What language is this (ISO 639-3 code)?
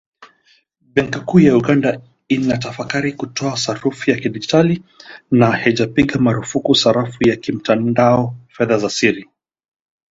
swa